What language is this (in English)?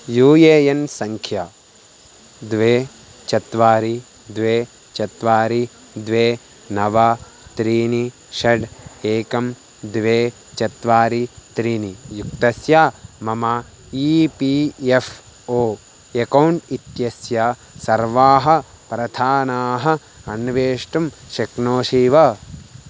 Sanskrit